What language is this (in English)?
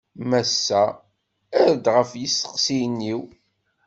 Kabyle